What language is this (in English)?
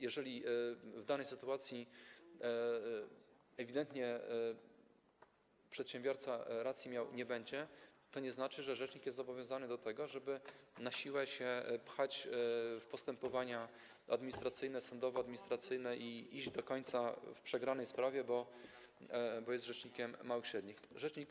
Polish